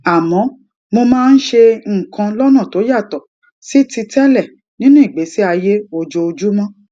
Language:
Yoruba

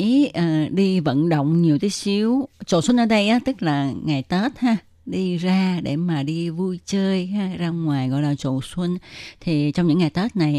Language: Vietnamese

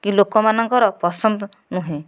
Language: Odia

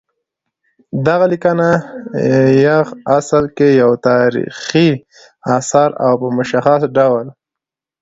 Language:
Pashto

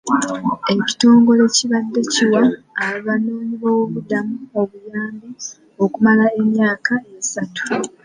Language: Ganda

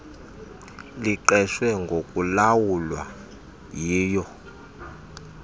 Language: Xhosa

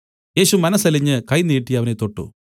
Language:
Malayalam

